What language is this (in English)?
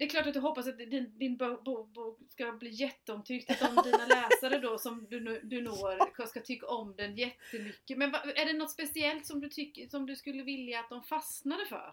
Swedish